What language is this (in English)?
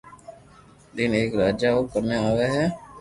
Loarki